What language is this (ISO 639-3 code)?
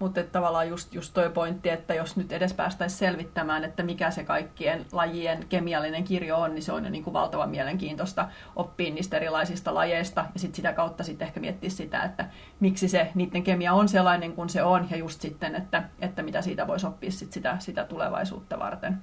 fin